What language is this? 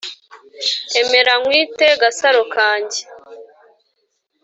Kinyarwanda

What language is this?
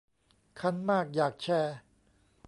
Thai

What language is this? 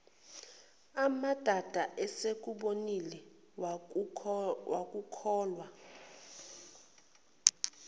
Zulu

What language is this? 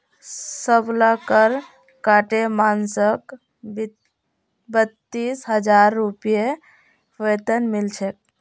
Magahi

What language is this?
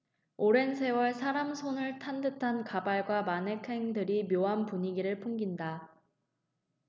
Korean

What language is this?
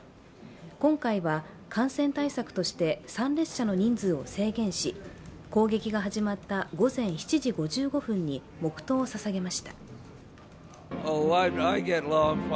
Japanese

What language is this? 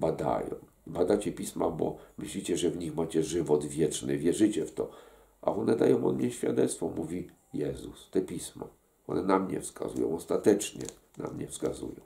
Polish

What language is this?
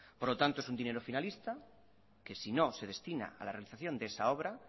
Spanish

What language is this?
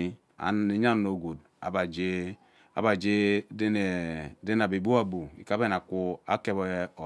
Ubaghara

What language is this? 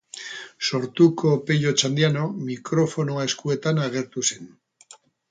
Basque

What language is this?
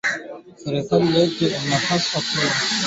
Swahili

